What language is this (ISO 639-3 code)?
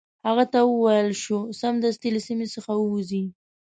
pus